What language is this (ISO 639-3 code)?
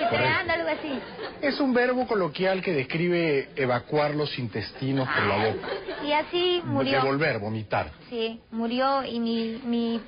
spa